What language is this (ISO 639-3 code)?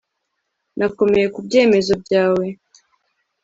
kin